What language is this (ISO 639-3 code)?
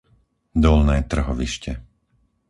slk